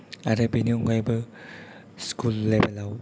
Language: Bodo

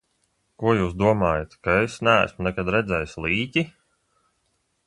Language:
Latvian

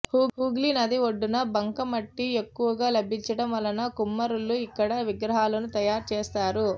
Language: Telugu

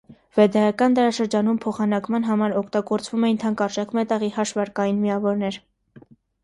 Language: Armenian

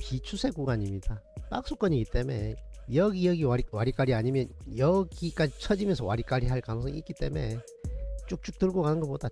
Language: Korean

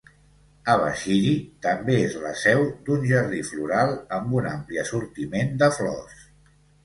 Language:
Catalan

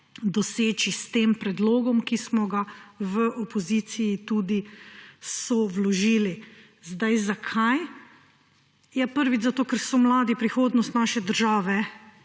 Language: Slovenian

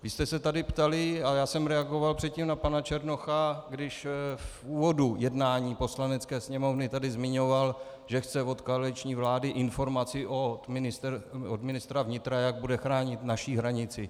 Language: Czech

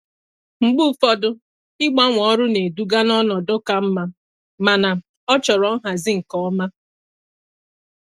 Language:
Igbo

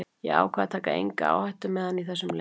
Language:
Icelandic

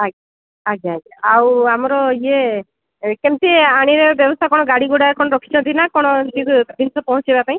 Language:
Odia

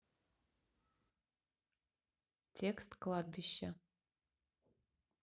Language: Russian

